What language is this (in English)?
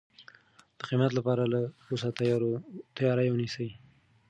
Pashto